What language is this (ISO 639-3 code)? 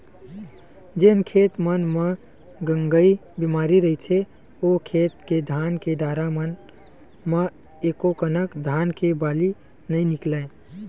hne